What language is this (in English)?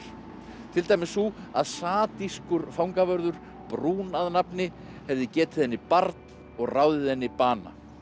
Icelandic